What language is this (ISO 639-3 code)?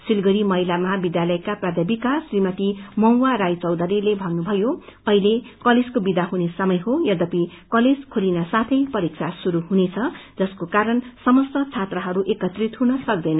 nep